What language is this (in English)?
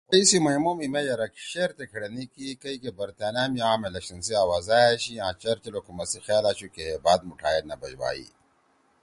Torwali